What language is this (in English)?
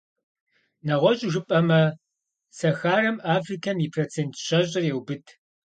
Kabardian